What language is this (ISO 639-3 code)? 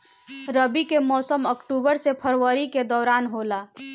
bho